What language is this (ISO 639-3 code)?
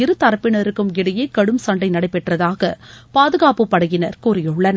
tam